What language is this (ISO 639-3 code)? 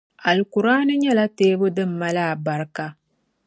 dag